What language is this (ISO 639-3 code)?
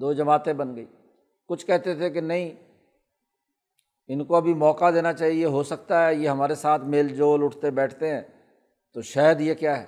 urd